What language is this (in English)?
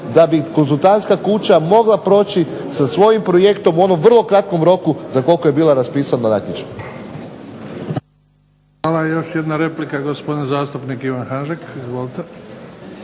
Croatian